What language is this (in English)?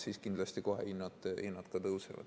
Estonian